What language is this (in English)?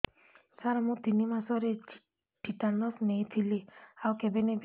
Odia